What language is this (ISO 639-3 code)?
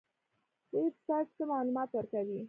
pus